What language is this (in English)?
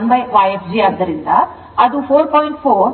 Kannada